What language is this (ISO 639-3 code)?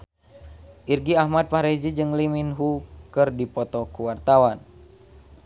sun